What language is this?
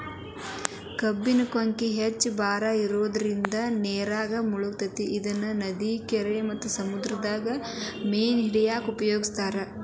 Kannada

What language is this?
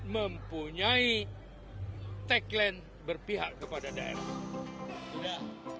Indonesian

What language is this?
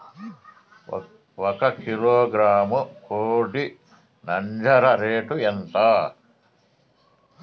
Telugu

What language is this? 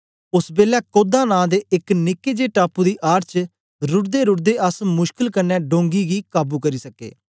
Dogri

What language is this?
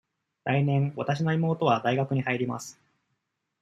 Japanese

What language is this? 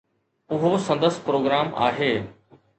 Sindhi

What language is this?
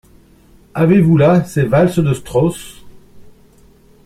French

